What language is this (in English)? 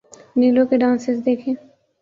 Urdu